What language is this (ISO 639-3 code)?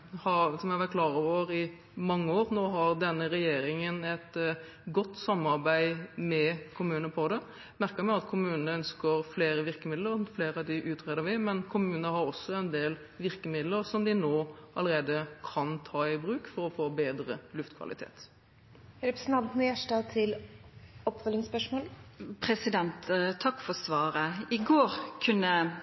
nor